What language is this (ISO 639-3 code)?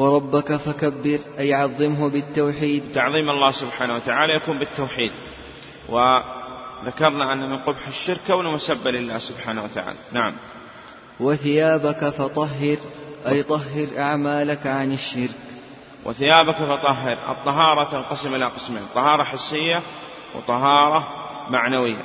ara